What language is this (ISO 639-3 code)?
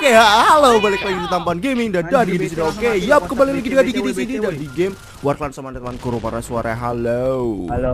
ind